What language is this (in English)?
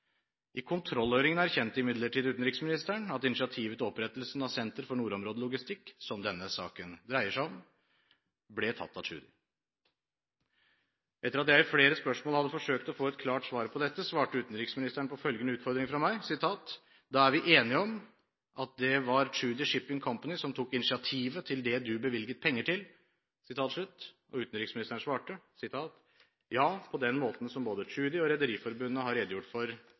Norwegian Bokmål